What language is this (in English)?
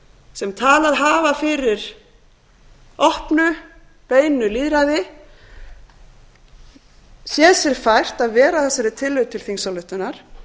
Icelandic